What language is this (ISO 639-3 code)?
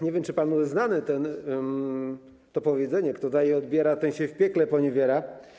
pol